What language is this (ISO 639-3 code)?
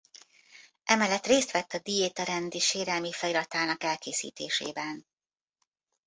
hun